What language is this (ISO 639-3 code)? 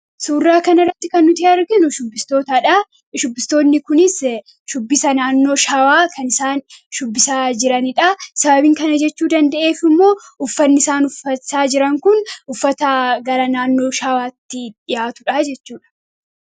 orm